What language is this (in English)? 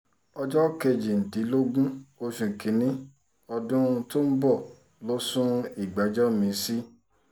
Yoruba